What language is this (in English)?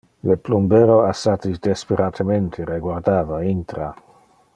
Interlingua